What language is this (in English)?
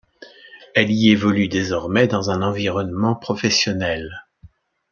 French